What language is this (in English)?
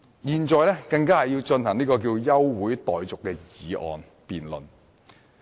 Cantonese